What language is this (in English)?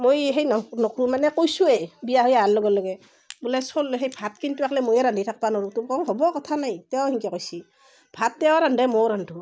Assamese